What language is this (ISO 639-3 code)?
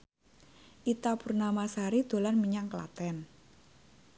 jav